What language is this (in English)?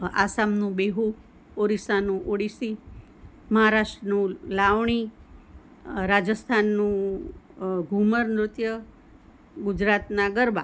Gujarati